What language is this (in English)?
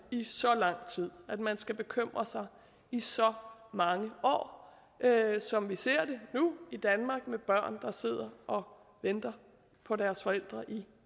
Danish